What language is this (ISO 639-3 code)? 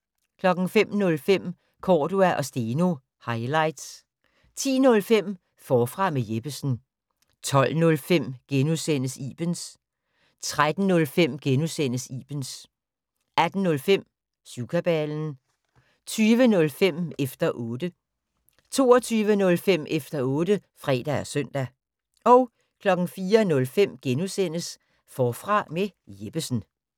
dan